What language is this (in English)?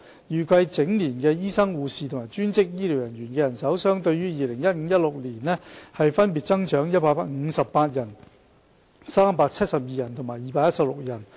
Cantonese